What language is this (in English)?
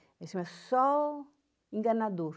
Portuguese